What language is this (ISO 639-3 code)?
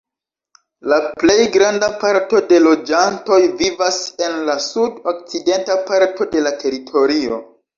epo